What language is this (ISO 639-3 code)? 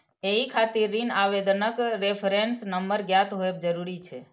mai